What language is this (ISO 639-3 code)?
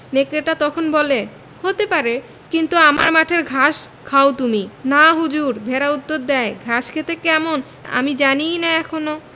ben